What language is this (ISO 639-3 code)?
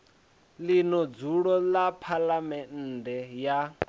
ven